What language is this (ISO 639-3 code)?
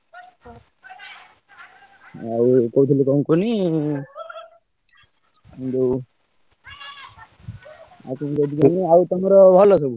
ori